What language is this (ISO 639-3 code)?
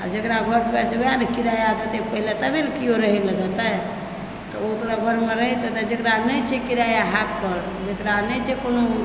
mai